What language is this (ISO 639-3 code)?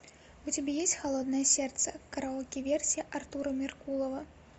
rus